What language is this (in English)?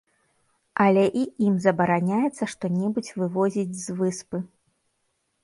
Belarusian